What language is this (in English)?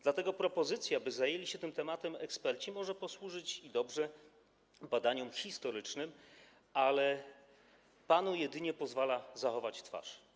Polish